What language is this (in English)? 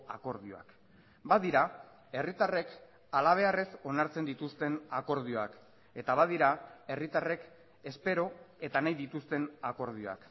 Basque